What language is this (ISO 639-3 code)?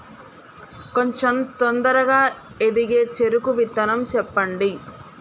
tel